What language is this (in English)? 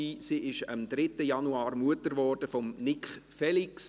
Swiss German